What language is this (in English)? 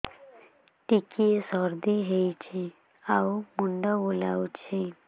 Odia